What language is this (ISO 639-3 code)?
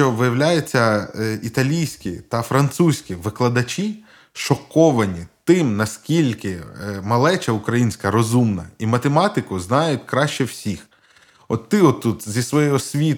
ukr